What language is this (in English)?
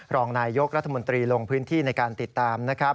Thai